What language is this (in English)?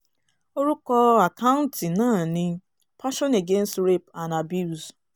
Yoruba